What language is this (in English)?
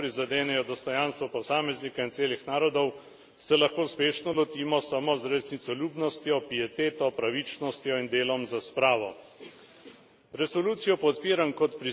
Slovenian